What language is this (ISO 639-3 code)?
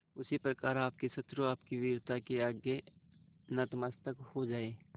hin